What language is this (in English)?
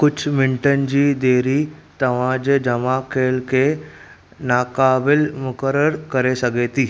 Sindhi